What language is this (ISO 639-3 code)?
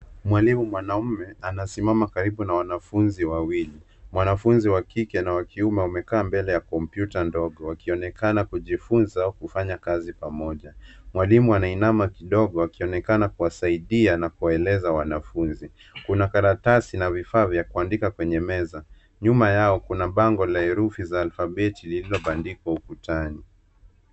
swa